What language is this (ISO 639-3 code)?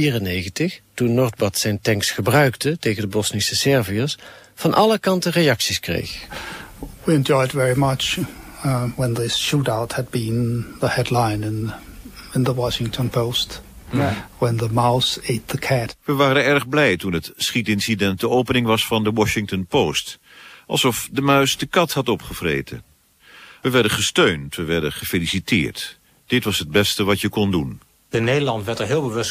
nld